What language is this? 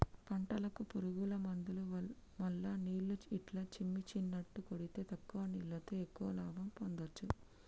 Telugu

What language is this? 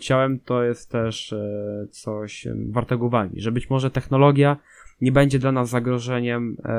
Polish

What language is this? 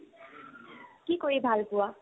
Assamese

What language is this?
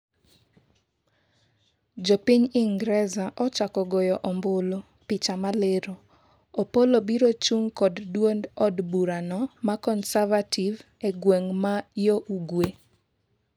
Luo (Kenya and Tanzania)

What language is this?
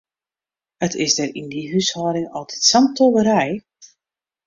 Western Frisian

